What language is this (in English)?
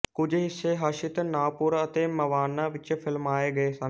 Punjabi